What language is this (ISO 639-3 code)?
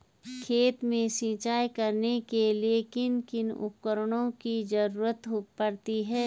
hin